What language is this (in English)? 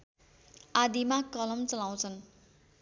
Nepali